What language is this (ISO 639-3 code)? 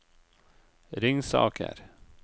nor